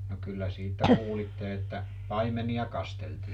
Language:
Finnish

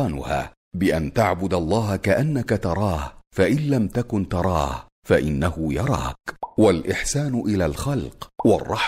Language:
Arabic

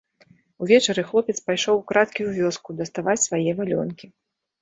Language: Belarusian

